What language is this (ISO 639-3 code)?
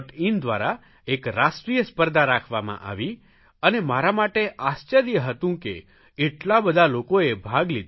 guj